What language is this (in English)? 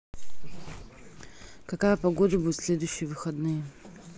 Russian